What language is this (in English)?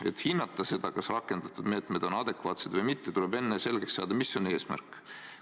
Estonian